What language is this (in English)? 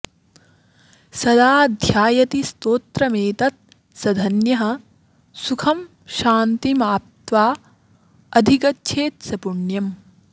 Sanskrit